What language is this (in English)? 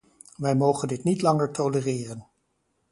Dutch